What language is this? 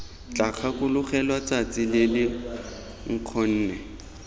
Tswana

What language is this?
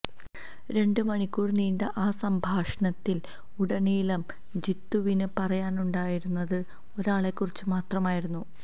Malayalam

